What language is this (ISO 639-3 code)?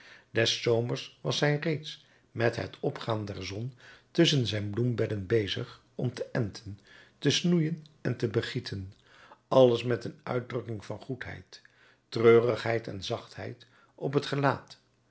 nld